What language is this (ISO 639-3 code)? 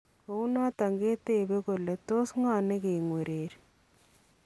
kln